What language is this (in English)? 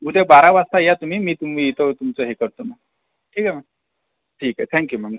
Marathi